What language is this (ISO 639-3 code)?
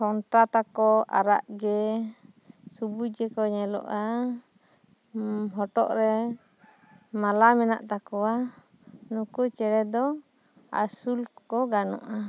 sat